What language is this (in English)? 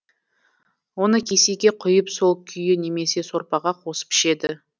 Kazakh